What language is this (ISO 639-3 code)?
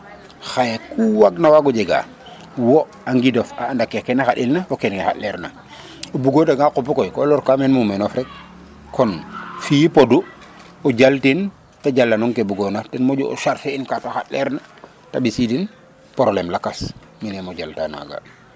srr